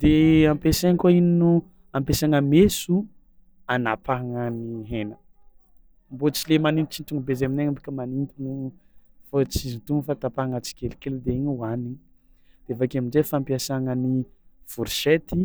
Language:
Tsimihety Malagasy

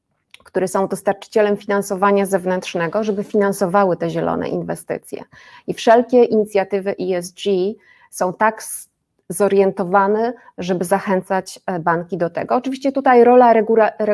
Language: Polish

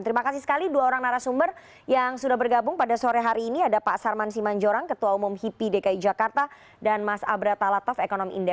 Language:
Indonesian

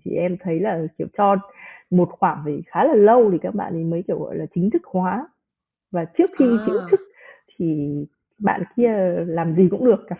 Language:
Vietnamese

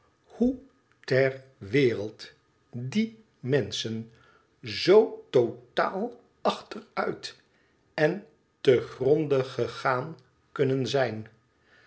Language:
Dutch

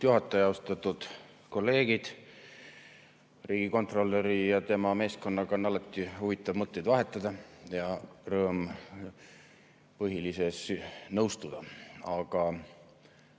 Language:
Estonian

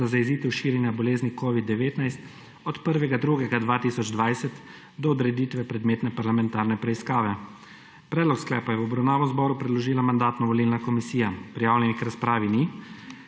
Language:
Slovenian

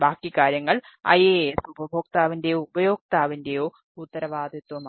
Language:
Malayalam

